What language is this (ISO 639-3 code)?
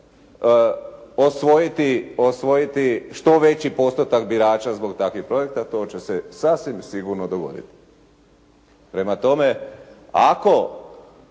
hrv